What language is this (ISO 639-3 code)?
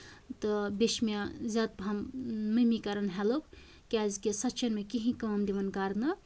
kas